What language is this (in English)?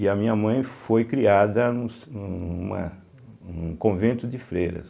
Portuguese